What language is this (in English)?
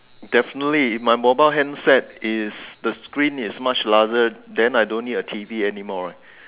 English